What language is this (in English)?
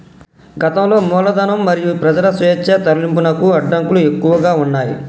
Telugu